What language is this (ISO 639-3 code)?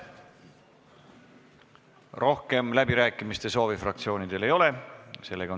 est